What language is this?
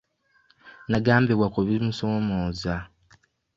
Ganda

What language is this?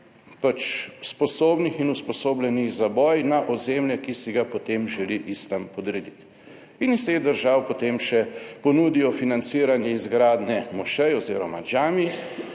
Slovenian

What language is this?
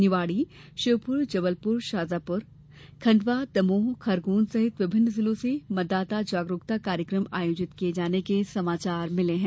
Hindi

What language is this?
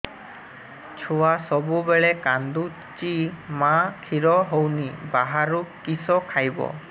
Odia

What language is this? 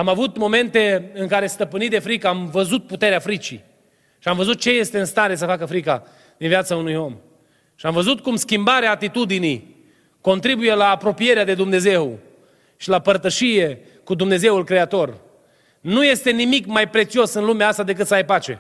Romanian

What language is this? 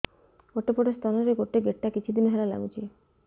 Odia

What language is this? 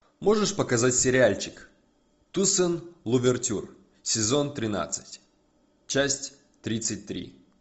Russian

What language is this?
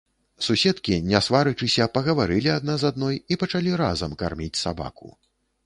Belarusian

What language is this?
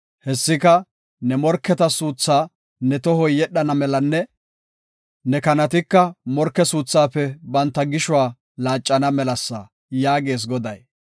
Gofa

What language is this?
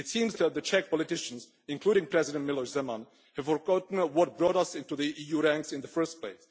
English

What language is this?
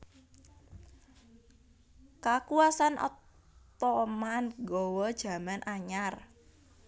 Javanese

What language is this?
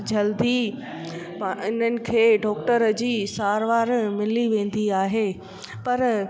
Sindhi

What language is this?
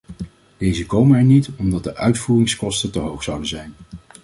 Dutch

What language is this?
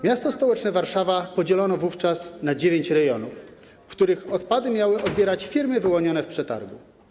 Polish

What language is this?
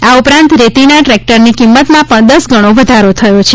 Gujarati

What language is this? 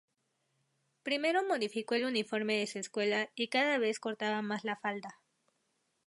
Spanish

